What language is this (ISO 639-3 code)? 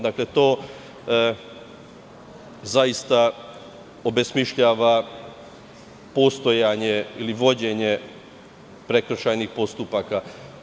srp